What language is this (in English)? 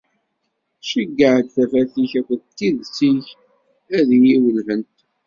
Kabyle